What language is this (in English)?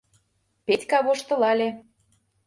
Mari